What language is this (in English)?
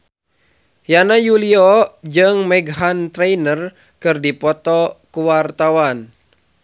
Sundanese